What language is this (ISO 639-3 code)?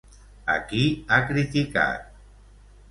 cat